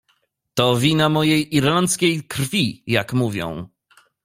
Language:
Polish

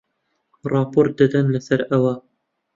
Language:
Central Kurdish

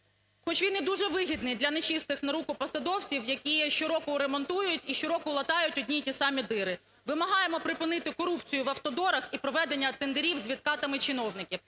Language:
Ukrainian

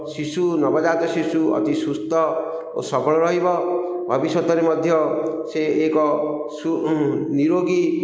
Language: Odia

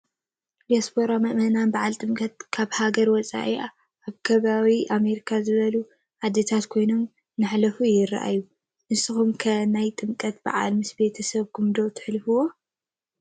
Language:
Tigrinya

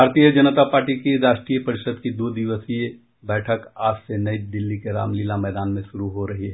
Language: Hindi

